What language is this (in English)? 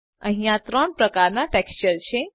Gujarati